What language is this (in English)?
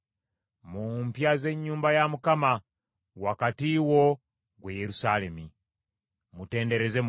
Ganda